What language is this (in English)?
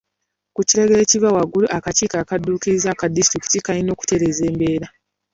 Ganda